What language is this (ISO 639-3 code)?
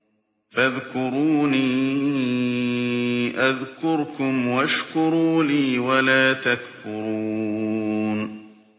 ara